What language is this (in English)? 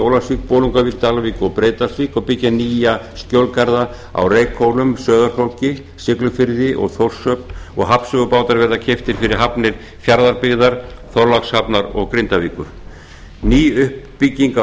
Icelandic